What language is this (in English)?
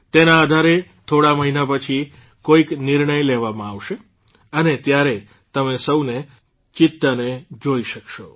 Gujarati